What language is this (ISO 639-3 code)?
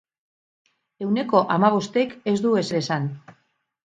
eus